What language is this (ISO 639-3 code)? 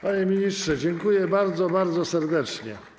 pol